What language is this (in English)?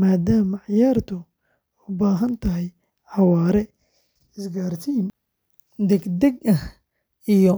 Somali